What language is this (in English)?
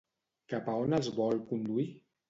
Catalan